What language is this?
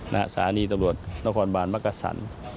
Thai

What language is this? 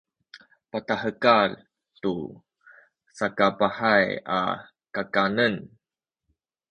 Sakizaya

